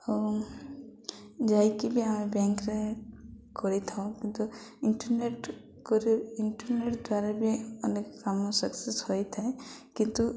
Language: Odia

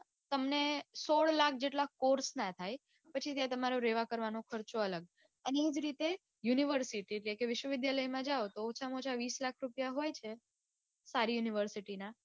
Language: Gujarati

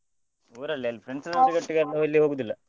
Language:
Kannada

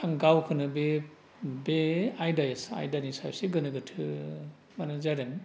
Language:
Bodo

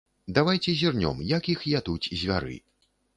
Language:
Belarusian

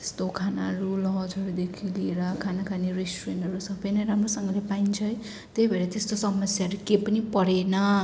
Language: Nepali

